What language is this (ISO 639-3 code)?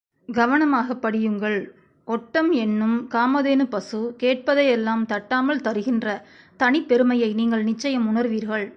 tam